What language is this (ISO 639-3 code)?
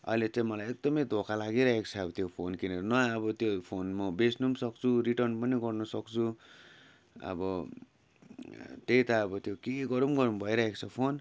nep